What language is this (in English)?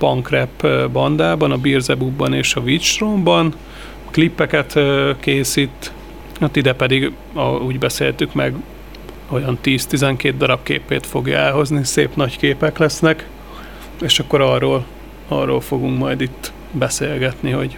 Hungarian